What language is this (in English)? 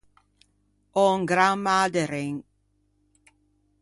Ligurian